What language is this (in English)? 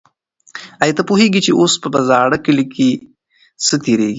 Pashto